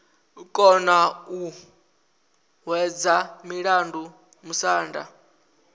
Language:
Venda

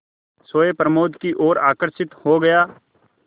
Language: Hindi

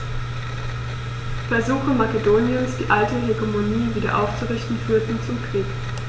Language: German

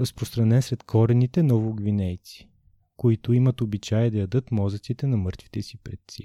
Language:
Bulgarian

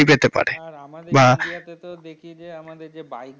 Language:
Bangla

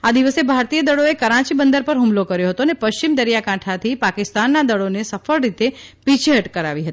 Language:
Gujarati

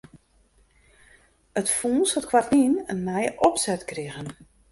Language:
Western Frisian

